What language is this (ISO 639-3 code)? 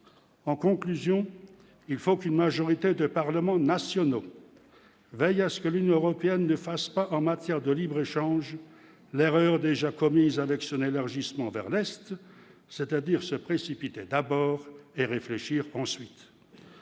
fra